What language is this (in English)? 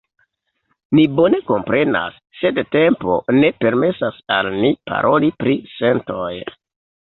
Esperanto